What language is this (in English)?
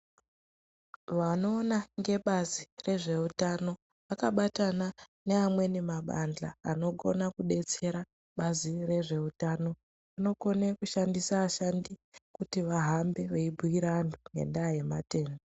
Ndau